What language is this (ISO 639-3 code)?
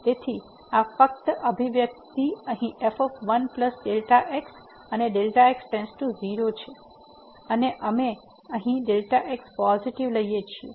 guj